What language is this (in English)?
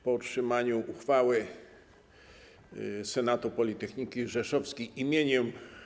Polish